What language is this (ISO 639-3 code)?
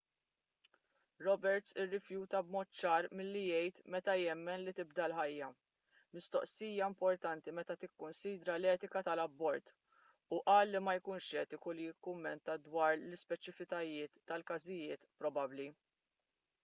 mlt